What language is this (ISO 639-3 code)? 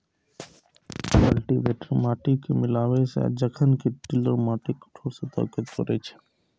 mai